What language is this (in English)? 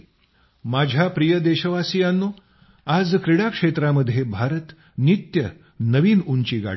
Marathi